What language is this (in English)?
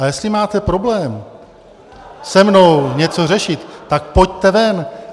Czech